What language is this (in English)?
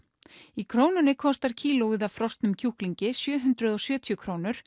Icelandic